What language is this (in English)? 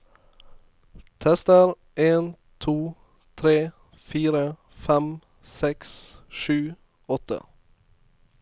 Norwegian